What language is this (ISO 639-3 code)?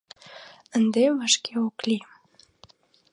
chm